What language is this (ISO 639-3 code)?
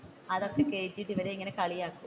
mal